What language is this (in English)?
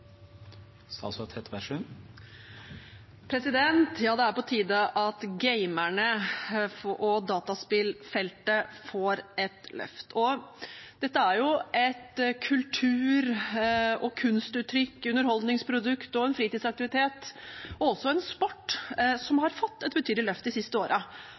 Norwegian Bokmål